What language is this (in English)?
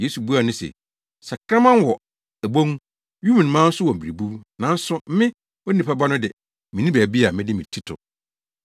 Akan